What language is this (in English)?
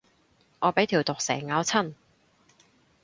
Cantonese